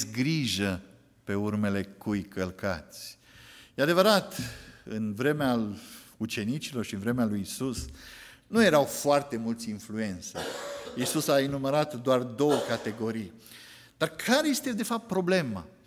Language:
Romanian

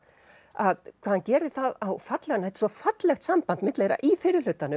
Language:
Icelandic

